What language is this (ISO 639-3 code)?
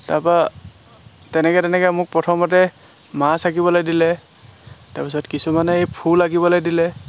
asm